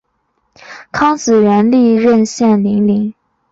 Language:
Chinese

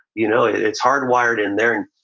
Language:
English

